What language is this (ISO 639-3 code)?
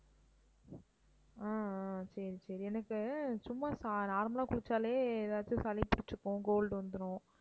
tam